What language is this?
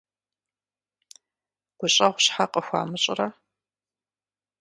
Kabardian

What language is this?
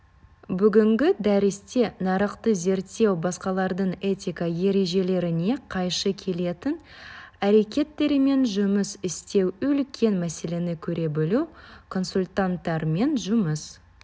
Kazakh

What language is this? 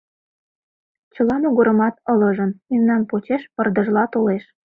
Mari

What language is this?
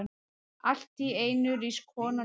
Icelandic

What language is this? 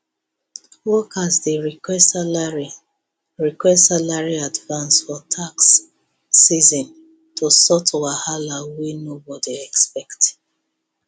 Nigerian Pidgin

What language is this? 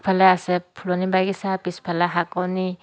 Assamese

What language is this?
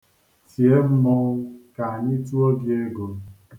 Igbo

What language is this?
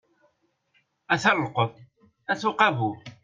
Kabyle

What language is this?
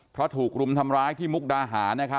Thai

